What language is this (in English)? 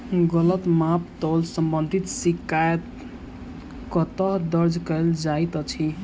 Maithili